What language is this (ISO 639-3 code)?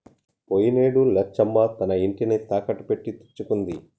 tel